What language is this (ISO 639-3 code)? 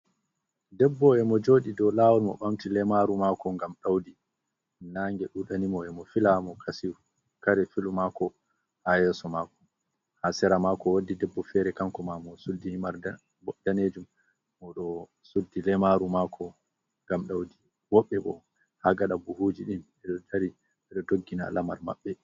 ful